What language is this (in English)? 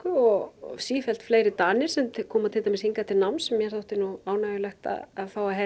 Icelandic